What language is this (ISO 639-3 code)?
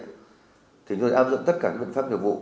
vie